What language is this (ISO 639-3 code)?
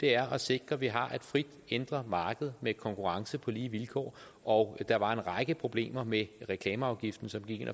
dan